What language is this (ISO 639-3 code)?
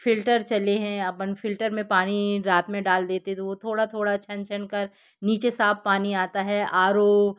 hin